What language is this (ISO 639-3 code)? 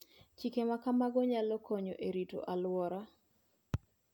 luo